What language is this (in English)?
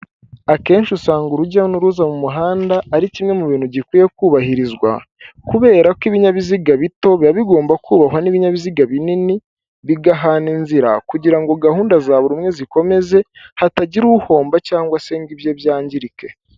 Kinyarwanda